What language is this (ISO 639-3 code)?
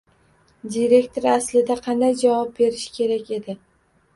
uzb